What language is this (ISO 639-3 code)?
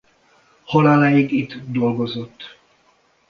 hun